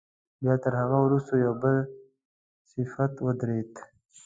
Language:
Pashto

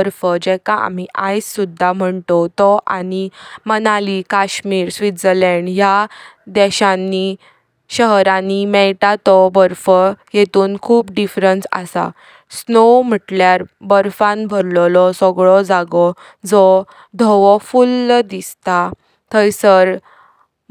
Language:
Konkani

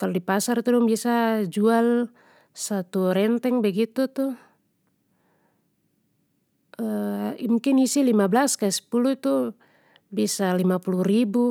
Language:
Papuan Malay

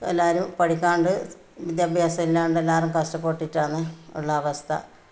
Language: Malayalam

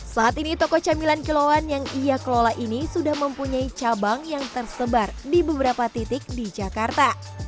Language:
Indonesian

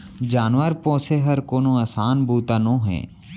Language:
Chhattisgarhi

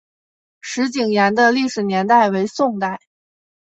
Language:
Chinese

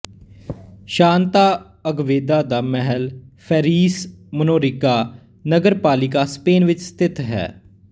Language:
Punjabi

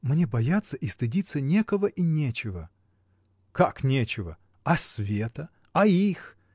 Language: Russian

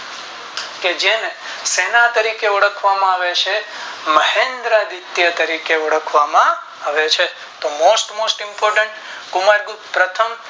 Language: Gujarati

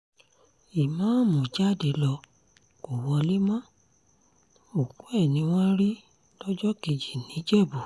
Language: Yoruba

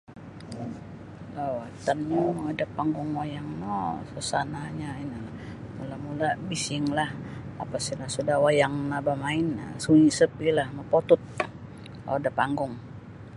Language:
Sabah Bisaya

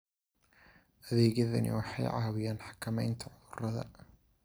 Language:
Somali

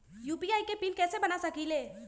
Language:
Magahi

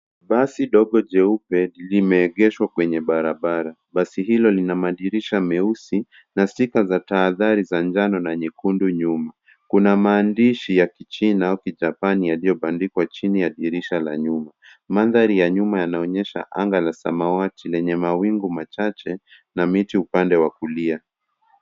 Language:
Swahili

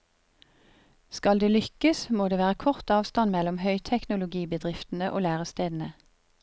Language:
Norwegian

